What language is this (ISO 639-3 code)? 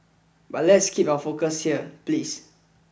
eng